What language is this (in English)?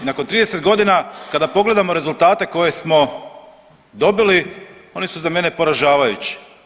Croatian